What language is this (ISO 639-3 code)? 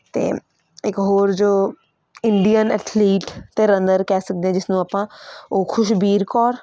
pan